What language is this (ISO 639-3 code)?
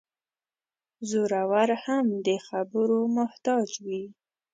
pus